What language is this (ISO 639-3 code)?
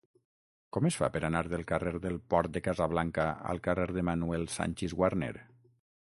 cat